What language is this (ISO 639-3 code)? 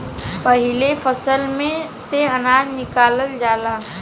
bho